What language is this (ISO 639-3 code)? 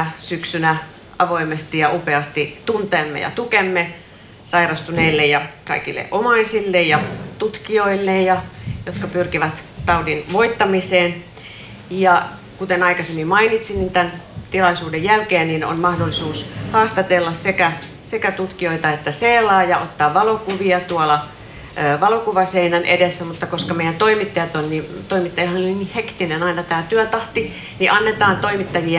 fin